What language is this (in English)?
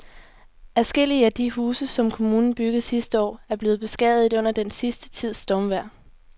Danish